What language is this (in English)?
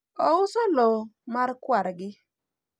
Luo (Kenya and Tanzania)